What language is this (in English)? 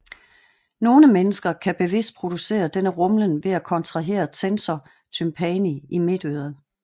Danish